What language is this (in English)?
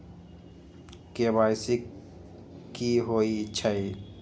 Magahi